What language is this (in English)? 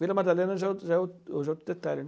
Portuguese